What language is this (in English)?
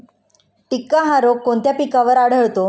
Marathi